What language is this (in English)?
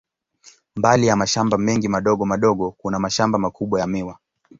Swahili